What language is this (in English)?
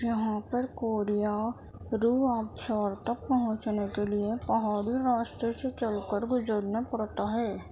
Urdu